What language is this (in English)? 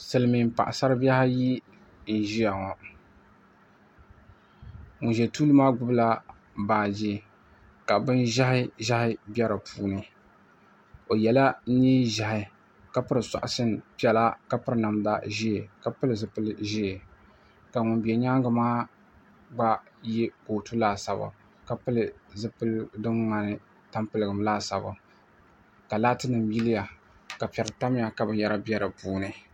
Dagbani